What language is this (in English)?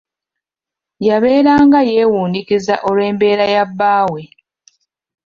Ganda